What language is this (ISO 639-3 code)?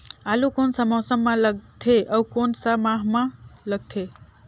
hne